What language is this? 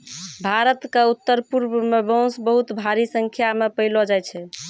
Maithili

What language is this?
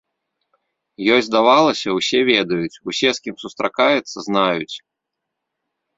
Belarusian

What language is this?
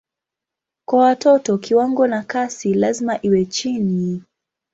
Swahili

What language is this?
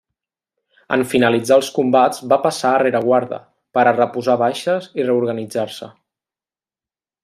Catalan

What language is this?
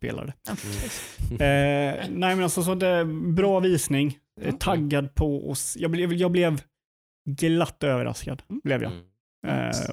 Swedish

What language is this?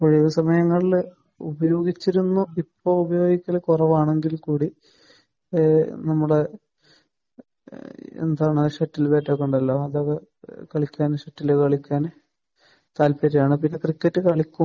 Malayalam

